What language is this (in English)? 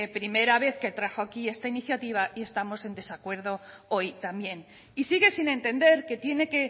Spanish